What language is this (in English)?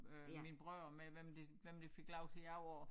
Danish